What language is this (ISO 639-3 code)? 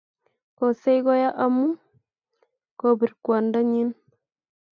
kln